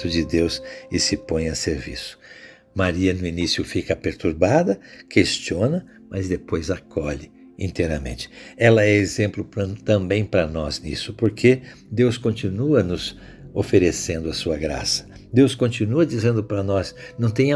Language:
Portuguese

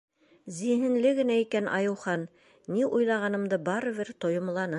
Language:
Bashkir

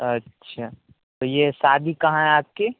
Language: Urdu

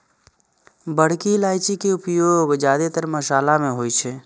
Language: Maithili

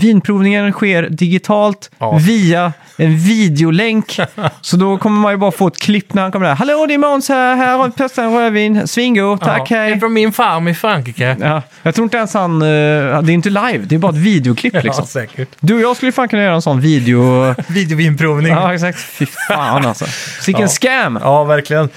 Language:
Swedish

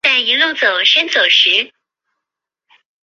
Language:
Chinese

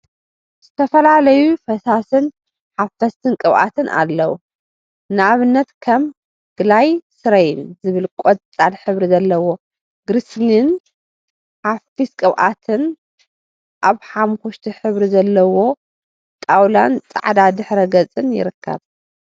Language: Tigrinya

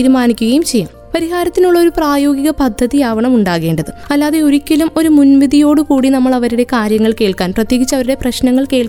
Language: Malayalam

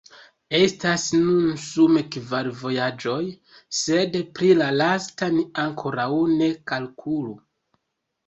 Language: Esperanto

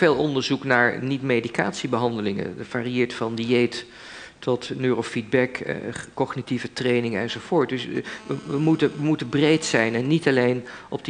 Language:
Dutch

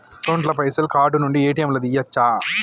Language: Telugu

